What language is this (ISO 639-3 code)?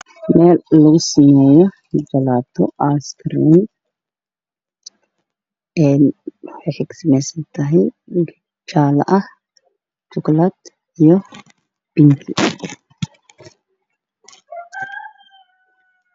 som